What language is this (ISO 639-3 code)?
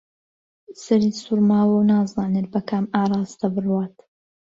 ckb